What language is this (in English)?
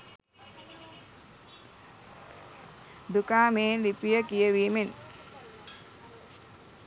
Sinhala